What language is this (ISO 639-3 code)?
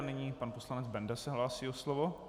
ces